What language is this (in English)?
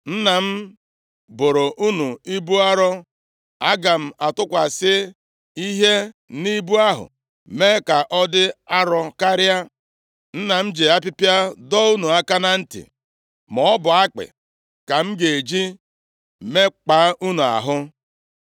Igbo